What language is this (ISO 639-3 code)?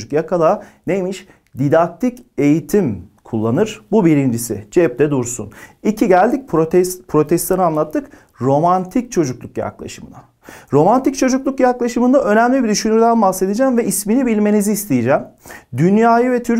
tur